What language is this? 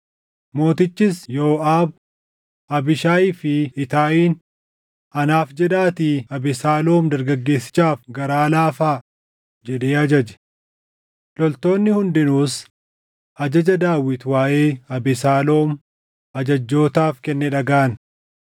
Oromo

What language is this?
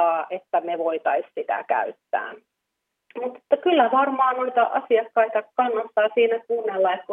Finnish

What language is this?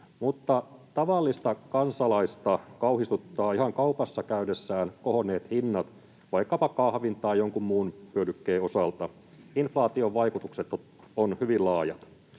Finnish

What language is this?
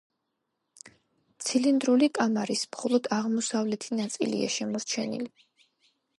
Georgian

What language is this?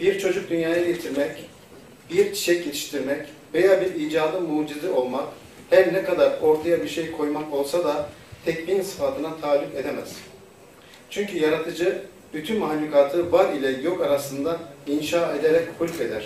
Turkish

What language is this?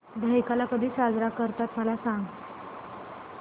Marathi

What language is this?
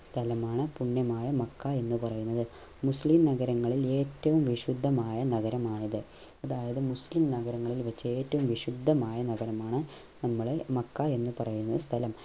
Malayalam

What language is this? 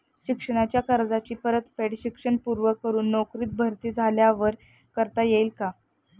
Marathi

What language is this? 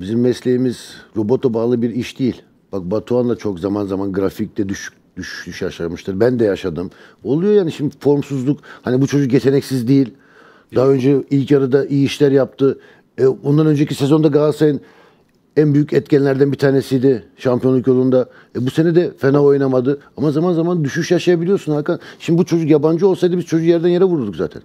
Turkish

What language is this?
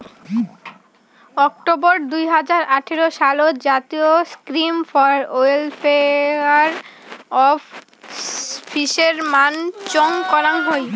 Bangla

